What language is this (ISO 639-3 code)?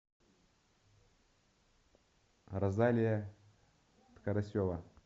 rus